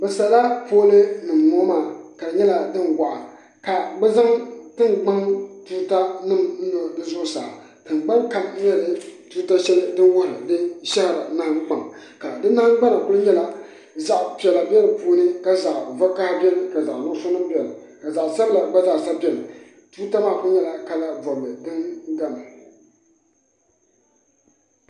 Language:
Southern Dagaare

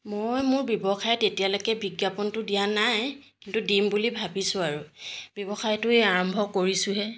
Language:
Assamese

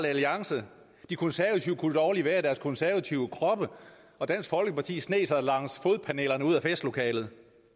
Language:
Danish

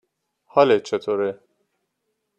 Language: Persian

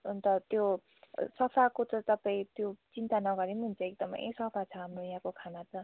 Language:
Nepali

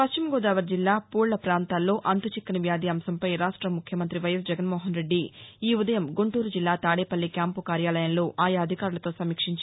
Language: Telugu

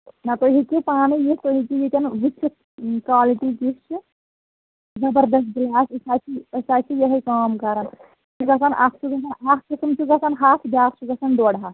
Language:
Kashmiri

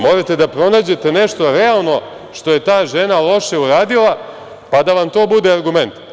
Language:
Serbian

